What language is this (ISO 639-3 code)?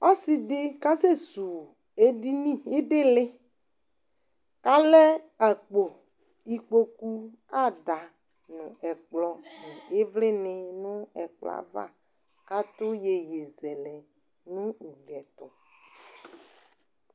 kpo